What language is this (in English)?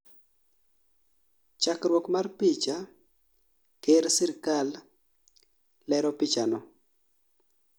Luo (Kenya and Tanzania)